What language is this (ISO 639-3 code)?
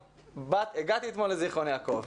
heb